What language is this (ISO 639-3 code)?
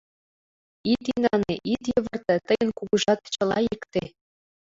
chm